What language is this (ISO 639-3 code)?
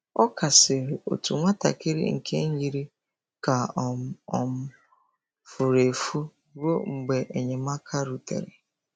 ibo